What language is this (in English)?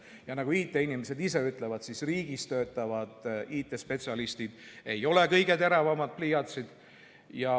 Estonian